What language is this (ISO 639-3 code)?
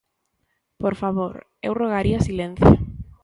glg